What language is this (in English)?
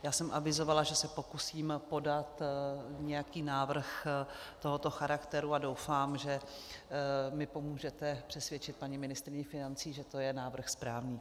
Czech